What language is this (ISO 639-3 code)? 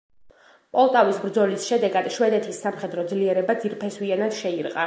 kat